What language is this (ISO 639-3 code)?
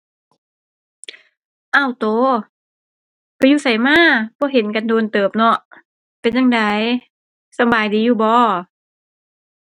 tha